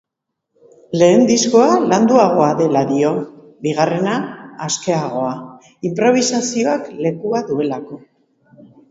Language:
Basque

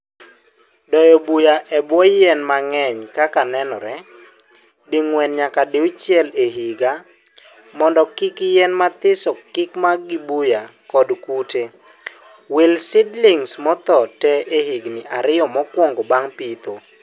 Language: Luo (Kenya and Tanzania)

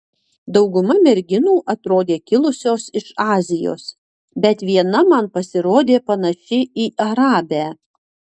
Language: Lithuanian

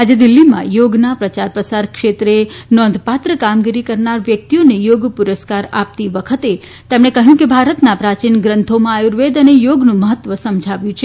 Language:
Gujarati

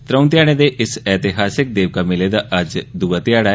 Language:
Dogri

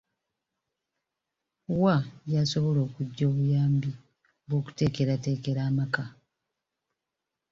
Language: Ganda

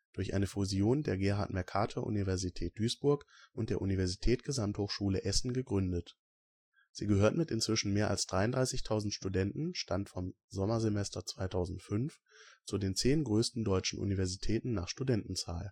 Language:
German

